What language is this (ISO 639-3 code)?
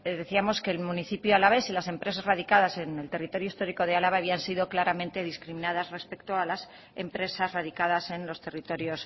spa